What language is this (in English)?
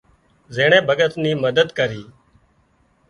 Wadiyara Koli